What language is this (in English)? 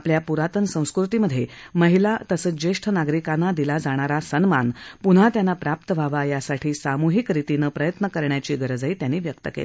Marathi